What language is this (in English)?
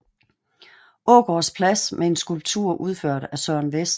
Danish